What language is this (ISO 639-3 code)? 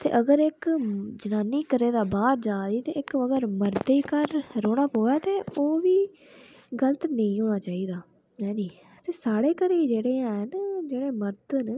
doi